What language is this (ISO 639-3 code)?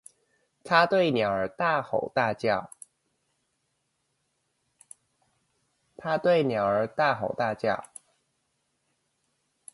zho